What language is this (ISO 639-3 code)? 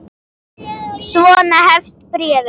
isl